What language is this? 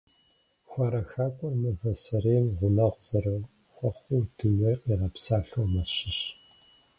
Kabardian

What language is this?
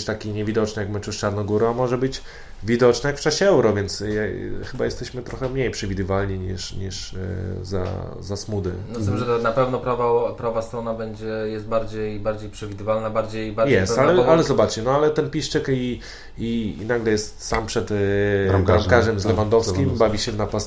Polish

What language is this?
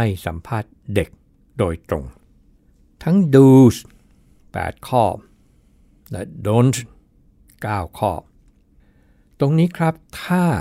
Thai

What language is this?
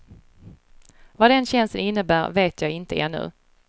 Swedish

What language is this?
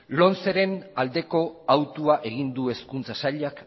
Basque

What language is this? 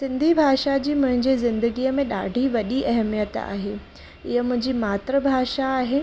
Sindhi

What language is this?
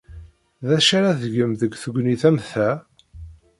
Kabyle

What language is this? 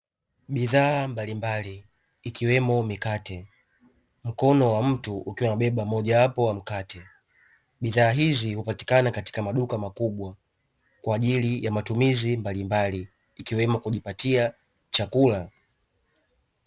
Swahili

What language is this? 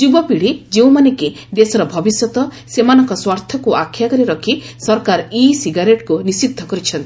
Odia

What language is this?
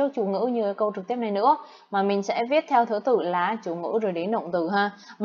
Vietnamese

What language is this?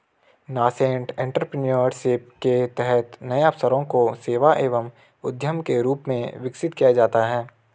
Hindi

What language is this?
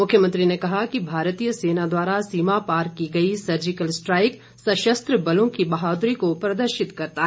Hindi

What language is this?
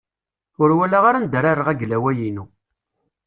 Kabyle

